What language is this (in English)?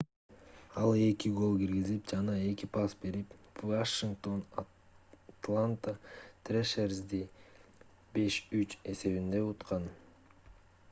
Kyrgyz